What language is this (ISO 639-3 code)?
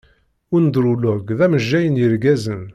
kab